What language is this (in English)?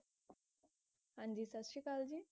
Punjabi